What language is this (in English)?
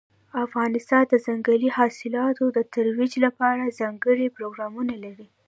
Pashto